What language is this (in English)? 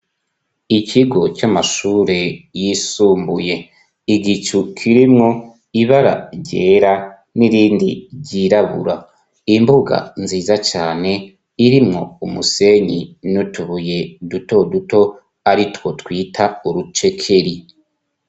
Rundi